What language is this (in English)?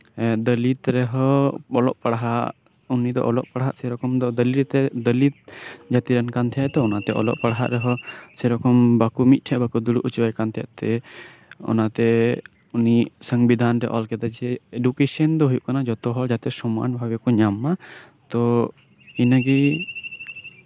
Santali